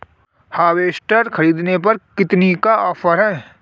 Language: Hindi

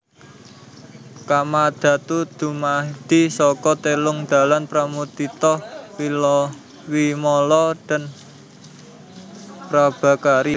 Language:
Javanese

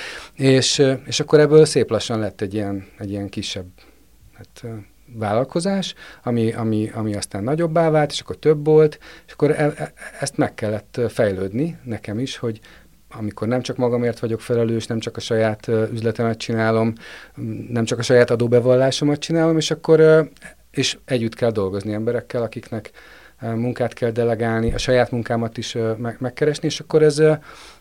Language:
Hungarian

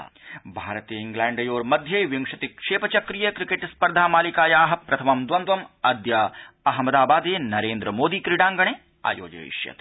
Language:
Sanskrit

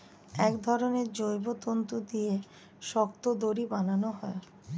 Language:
Bangla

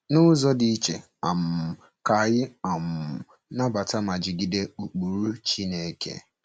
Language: Igbo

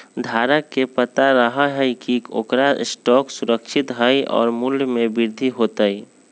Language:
Magahi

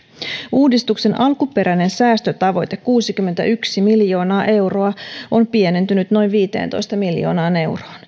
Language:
Finnish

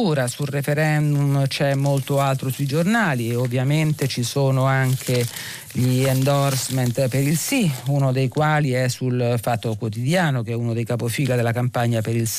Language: Italian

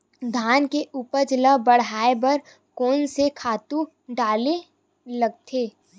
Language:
Chhattisgarhi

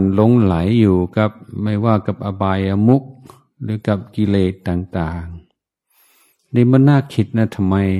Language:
Thai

